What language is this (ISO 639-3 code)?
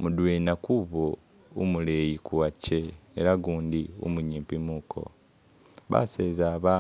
myx